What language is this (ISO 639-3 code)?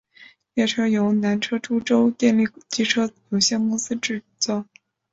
zho